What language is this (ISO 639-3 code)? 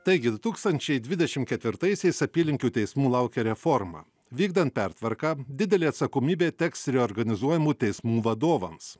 lit